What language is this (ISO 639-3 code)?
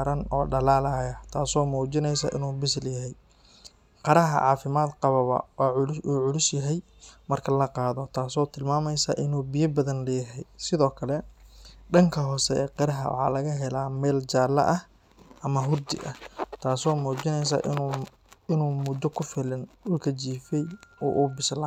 som